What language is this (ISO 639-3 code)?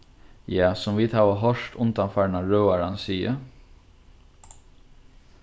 fao